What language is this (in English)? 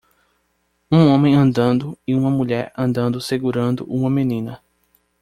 Portuguese